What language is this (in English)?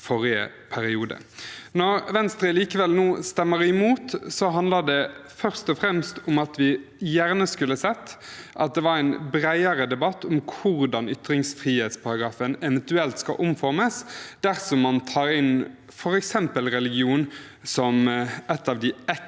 Norwegian